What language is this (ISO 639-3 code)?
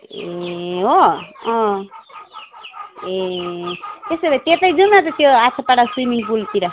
nep